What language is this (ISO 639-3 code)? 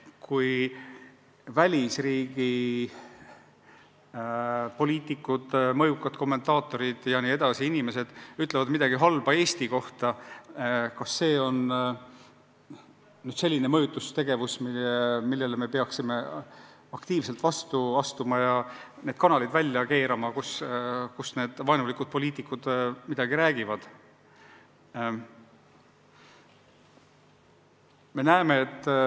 est